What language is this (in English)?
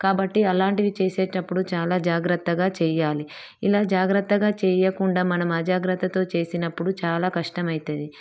Telugu